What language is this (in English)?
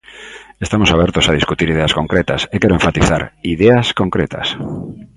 Galician